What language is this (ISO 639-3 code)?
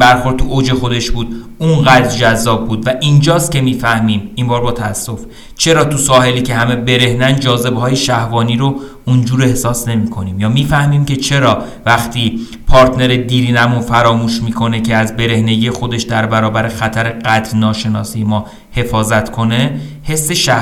fas